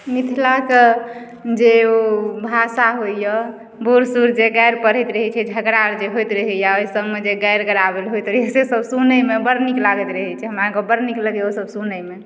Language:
Maithili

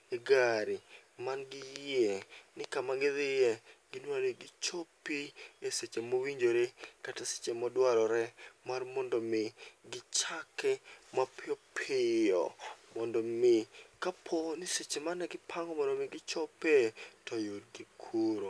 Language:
Luo (Kenya and Tanzania)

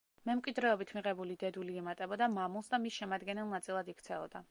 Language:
Georgian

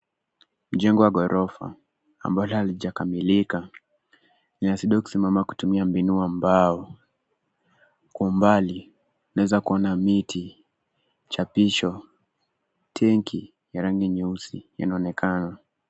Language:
Swahili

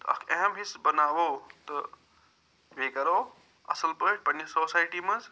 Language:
Kashmiri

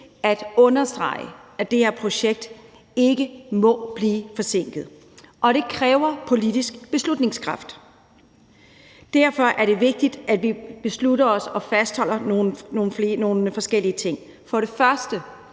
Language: Danish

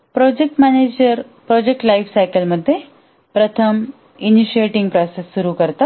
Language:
Marathi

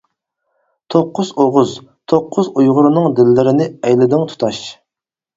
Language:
Uyghur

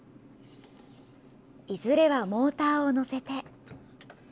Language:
Japanese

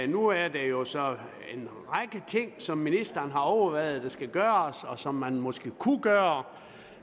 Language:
Danish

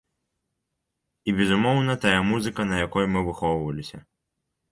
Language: Belarusian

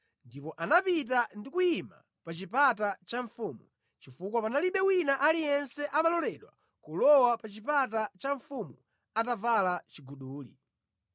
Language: Nyanja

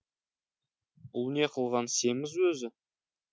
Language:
Kazakh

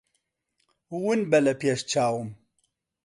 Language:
Central Kurdish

